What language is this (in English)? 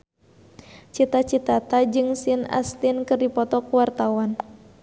Sundanese